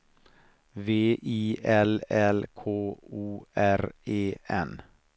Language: Swedish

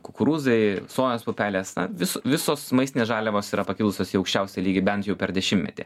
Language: Lithuanian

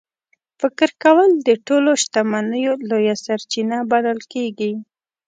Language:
Pashto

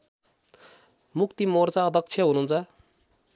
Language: Nepali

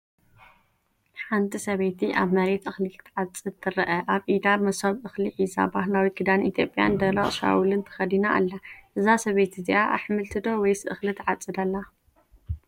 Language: Tigrinya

